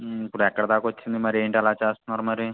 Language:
Telugu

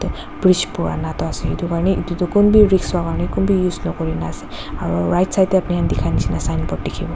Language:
Naga Pidgin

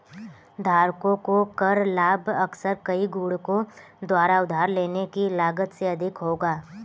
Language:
Hindi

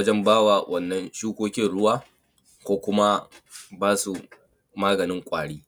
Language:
Hausa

